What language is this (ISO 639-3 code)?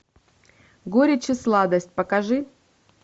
rus